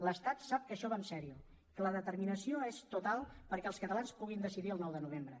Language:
Catalan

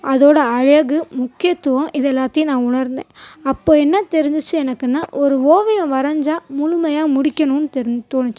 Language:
Tamil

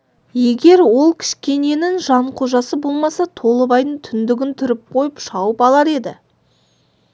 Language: Kazakh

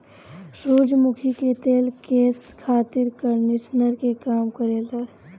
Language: Bhojpuri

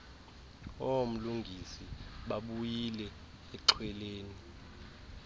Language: Xhosa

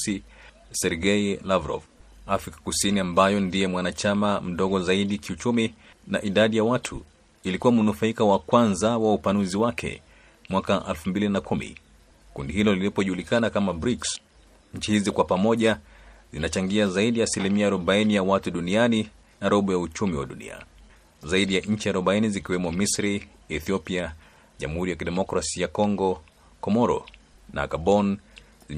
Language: Swahili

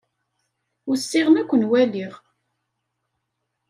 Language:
Kabyle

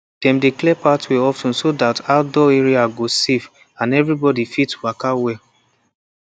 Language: Nigerian Pidgin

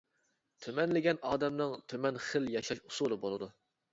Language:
Uyghur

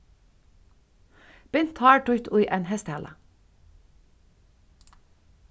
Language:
Faroese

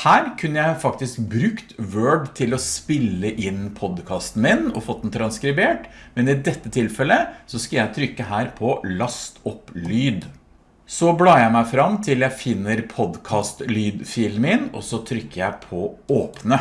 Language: Norwegian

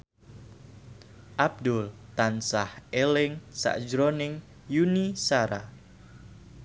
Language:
Javanese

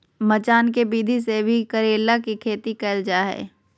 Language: Magahi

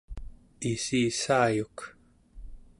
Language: Central Yupik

